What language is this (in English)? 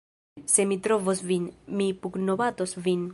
Esperanto